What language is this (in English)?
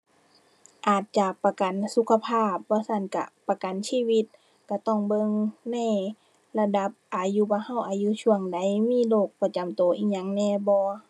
Thai